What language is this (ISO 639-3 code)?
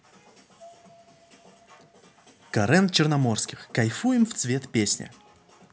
rus